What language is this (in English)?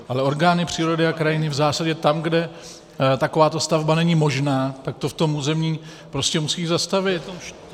Czech